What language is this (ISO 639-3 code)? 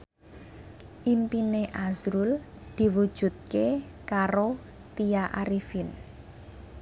jav